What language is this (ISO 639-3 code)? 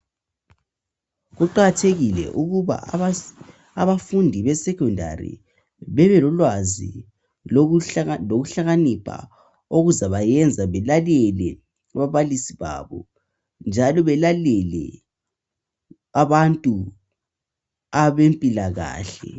nde